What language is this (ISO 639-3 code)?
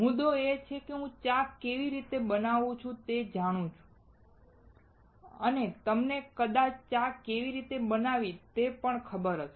guj